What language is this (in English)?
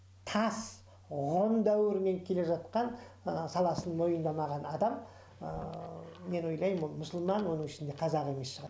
Kazakh